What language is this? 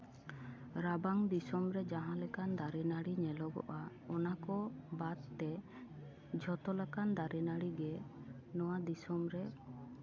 Santali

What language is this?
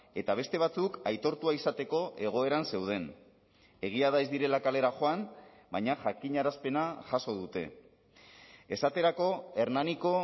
Basque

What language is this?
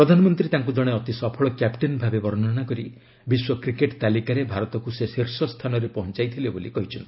Odia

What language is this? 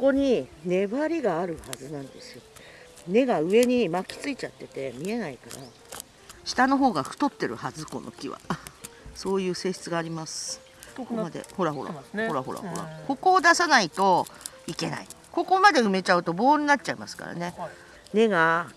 Japanese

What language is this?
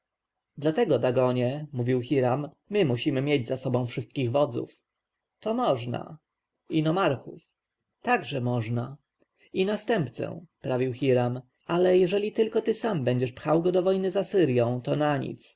Polish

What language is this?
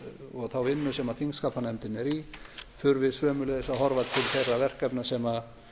Icelandic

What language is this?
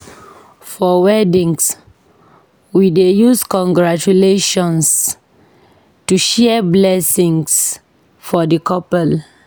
Nigerian Pidgin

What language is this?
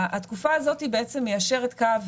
Hebrew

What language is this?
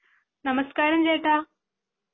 Malayalam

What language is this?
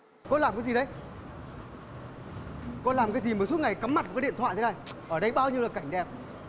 Vietnamese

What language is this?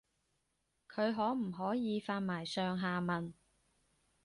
Cantonese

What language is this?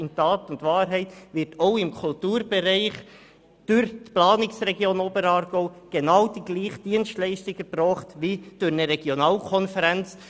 Swiss German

